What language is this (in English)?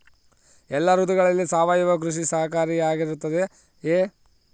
Kannada